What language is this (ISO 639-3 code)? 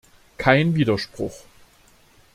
deu